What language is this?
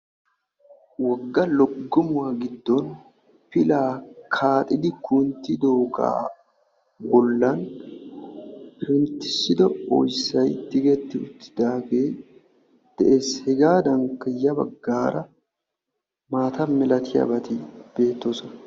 Wolaytta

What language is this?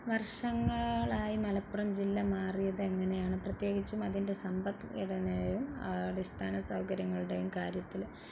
Malayalam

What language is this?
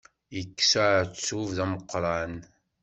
Kabyle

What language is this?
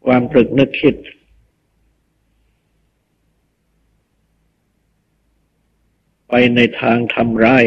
Thai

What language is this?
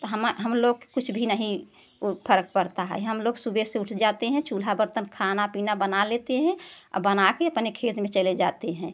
Hindi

